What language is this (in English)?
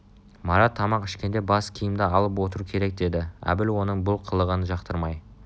Kazakh